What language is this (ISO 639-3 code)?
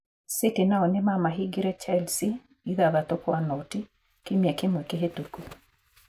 kik